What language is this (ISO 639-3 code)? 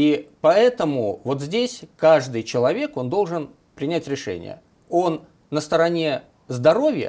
rus